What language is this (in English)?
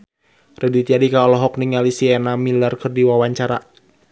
Sundanese